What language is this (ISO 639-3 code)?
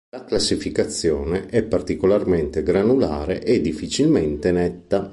ita